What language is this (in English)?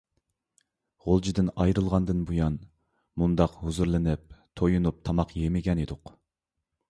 Uyghur